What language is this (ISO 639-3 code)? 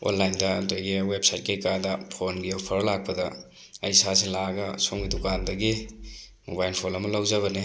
mni